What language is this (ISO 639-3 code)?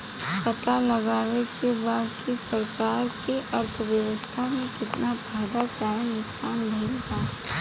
bho